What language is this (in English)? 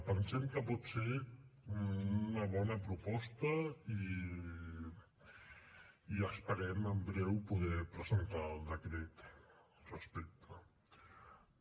Catalan